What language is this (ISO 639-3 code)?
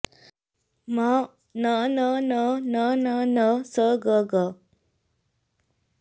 san